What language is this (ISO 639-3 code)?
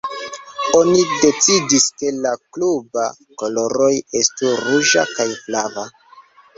epo